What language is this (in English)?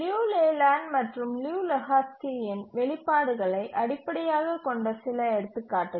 Tamil